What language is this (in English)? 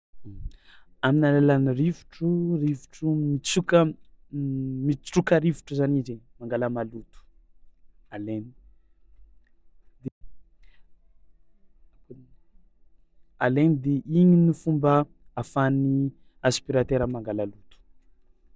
Tsimihety Malagasy